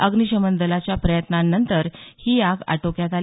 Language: Marathi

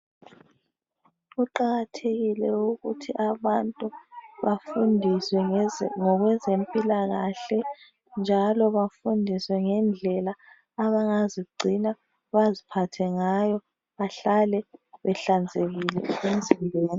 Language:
North Ndebele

